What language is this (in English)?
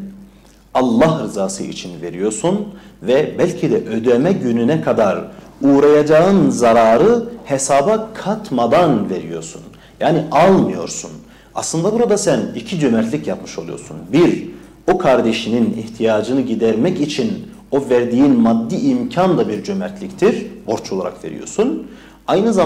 Turkish